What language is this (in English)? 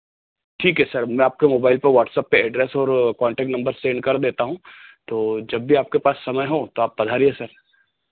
Hindi